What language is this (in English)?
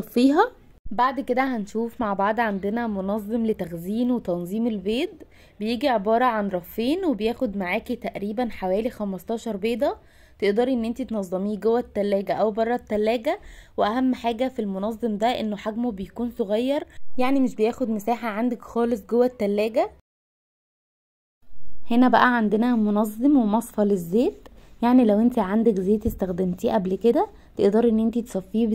Arabic